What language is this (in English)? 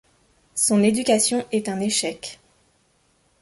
French